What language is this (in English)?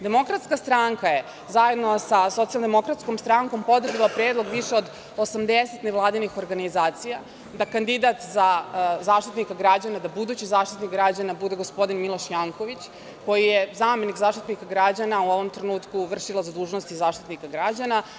Serbian